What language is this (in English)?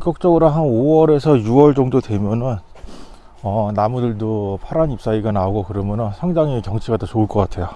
Korean